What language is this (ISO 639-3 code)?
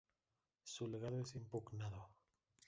spa